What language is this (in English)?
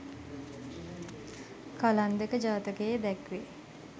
Sinhala